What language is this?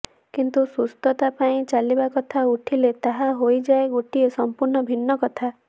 Odia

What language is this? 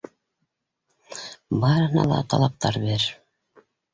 Bashkir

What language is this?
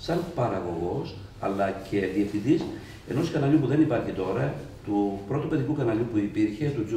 Greek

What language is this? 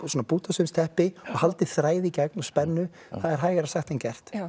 Icelandic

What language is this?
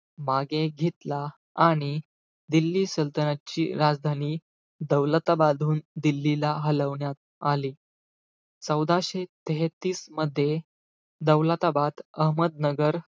Marathi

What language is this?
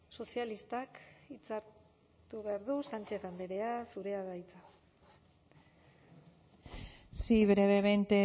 Basque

